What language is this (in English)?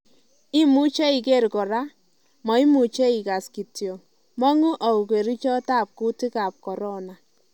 Kalenjin